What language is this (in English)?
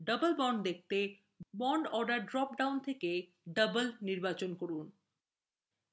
Bangla